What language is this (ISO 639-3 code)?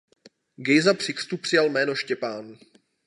ces